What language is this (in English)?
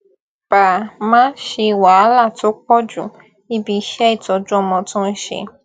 Yoruba